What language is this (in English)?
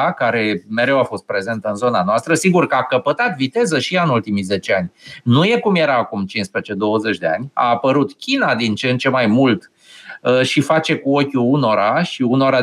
Romanian